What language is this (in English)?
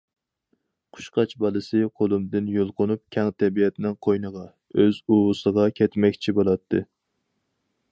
Uyghur